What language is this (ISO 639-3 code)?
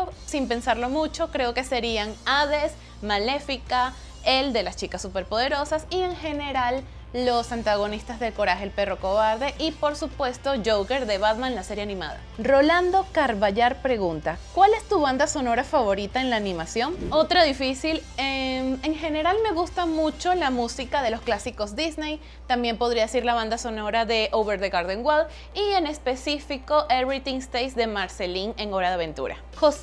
spa